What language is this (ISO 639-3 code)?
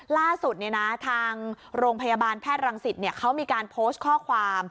tha